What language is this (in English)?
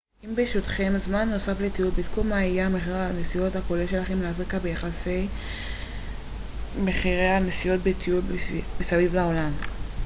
Hebrew